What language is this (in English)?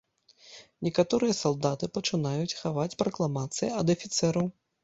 Belarusian